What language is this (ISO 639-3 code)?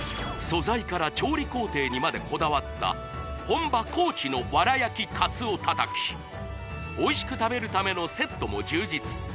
jpn